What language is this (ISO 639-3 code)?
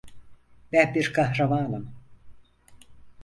tur